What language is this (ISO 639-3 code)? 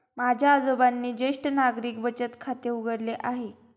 mar